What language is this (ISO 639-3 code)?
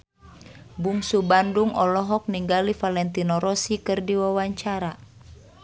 sun